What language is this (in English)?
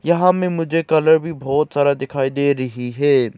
Hindi